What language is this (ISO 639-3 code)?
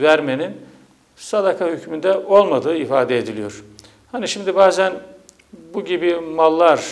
tur